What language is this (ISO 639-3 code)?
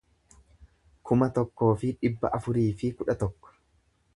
orm